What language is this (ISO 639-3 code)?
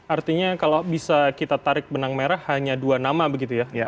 ind